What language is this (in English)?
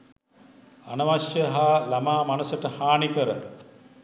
Sinhala